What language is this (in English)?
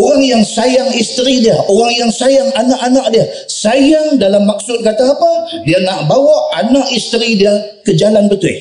Malay